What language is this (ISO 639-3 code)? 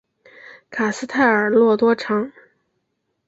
zho